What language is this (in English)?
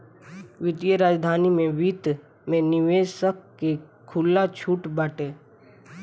Bhojpuri